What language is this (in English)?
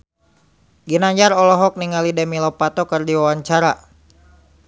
Sundanese